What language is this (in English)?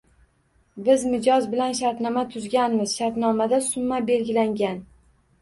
Uzbek